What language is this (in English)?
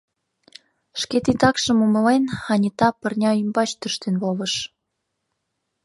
Mari